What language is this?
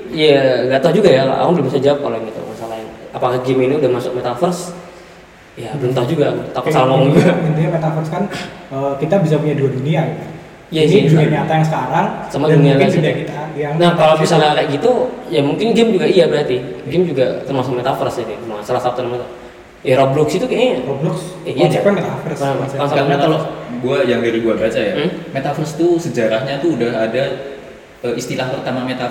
Indonesian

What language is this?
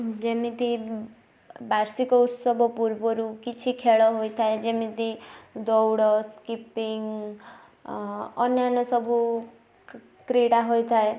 Odia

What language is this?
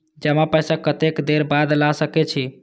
Maithili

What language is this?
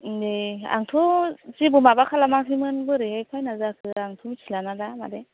Bodo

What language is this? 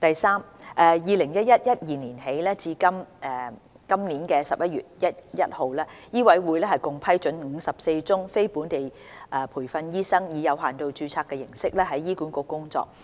Cantonese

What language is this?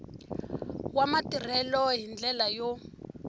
Tsonga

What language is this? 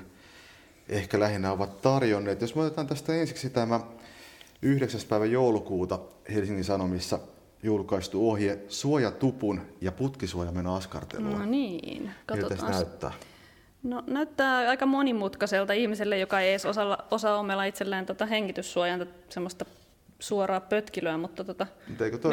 Finnish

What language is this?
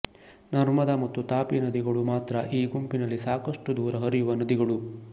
Kannada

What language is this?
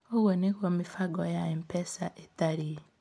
Kikuyu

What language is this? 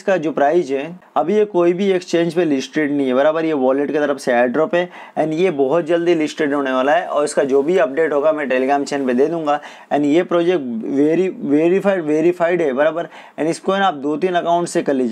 Hindi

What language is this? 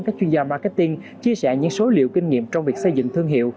Vietnamese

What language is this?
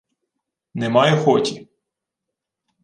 Ukrainian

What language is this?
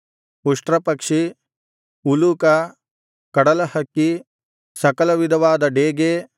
Kannada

